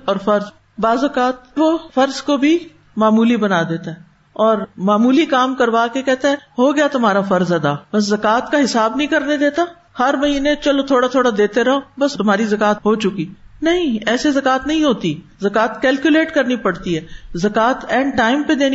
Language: Urdu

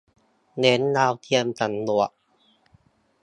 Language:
Thai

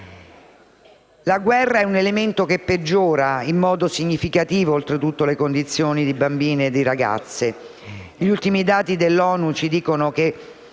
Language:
Italian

